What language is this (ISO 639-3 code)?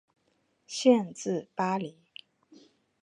zho